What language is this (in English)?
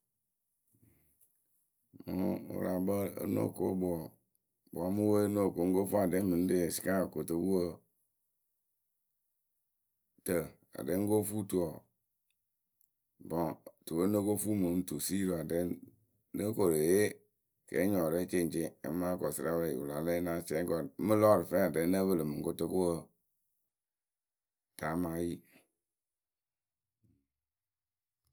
Akebu